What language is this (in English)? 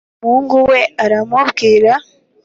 Kinyarwanda